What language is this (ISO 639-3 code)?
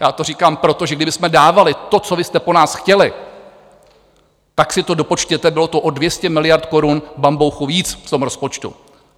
ces